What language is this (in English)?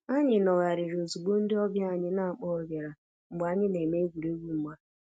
Igbo